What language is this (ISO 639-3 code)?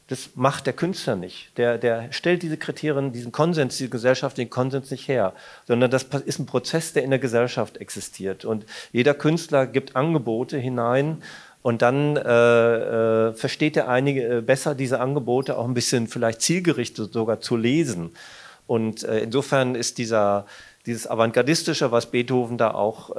deu